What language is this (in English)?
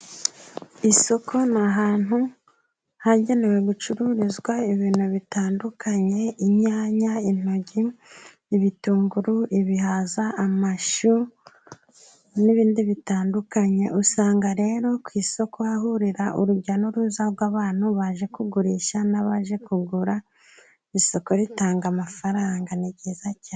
Kinyarwanda